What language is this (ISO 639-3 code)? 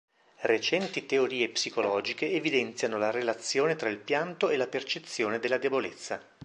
ita